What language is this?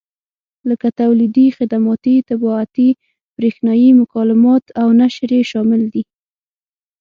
Pashto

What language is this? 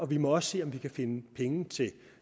Danish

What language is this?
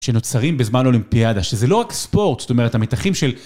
Hebrew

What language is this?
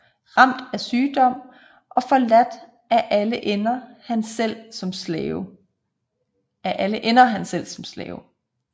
Danish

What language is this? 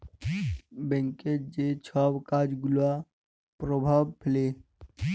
Bangla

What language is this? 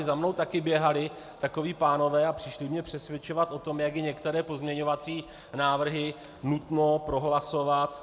Czech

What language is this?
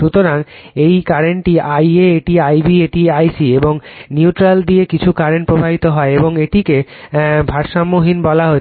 Bangla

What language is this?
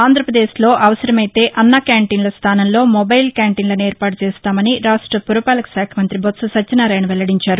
Telugu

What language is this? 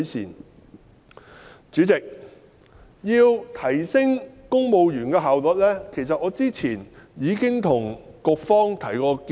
Cantonese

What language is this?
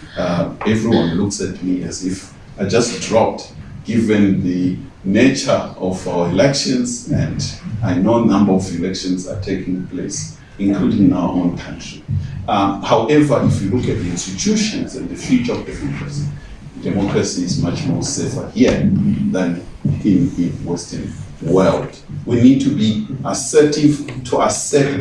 English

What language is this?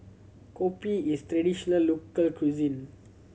English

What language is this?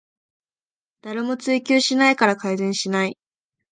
Japanese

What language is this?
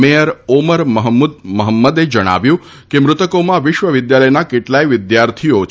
Gujarati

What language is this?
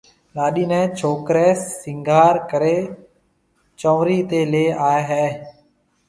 Marwari (Pakistan)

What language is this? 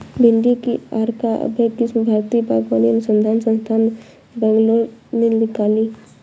Hindi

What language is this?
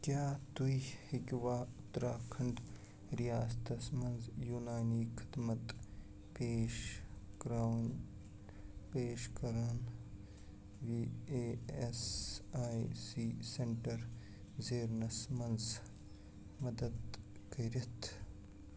Kashmiri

